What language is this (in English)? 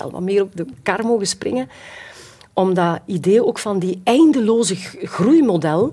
Dutch